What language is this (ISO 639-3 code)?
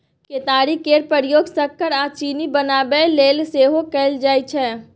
mai